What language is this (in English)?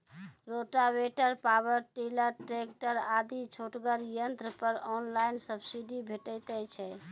Maithili